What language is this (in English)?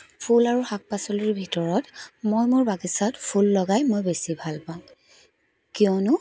Assamese